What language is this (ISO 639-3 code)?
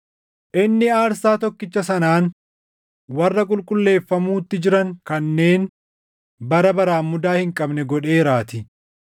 orm